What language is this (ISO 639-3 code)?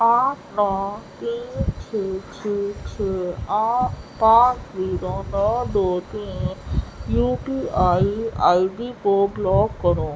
urd